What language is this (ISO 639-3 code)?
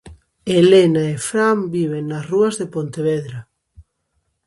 glg